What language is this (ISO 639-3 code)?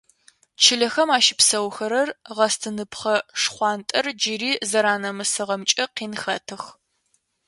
ady